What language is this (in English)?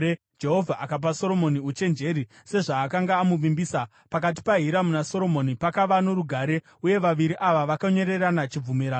Shona